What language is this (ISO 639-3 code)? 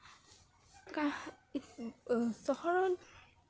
asm